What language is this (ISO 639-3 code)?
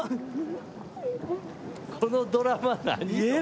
jpn